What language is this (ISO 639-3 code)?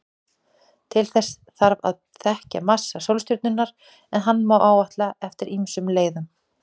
isl